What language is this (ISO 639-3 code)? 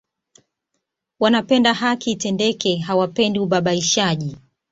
swa